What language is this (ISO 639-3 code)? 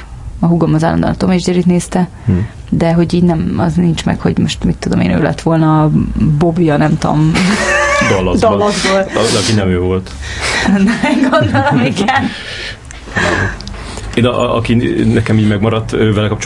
hun